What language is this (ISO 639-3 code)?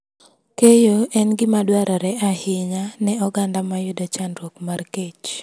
luo